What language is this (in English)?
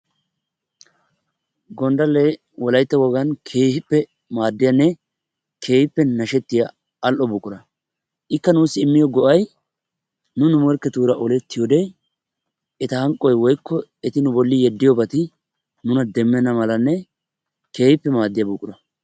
Wolaytta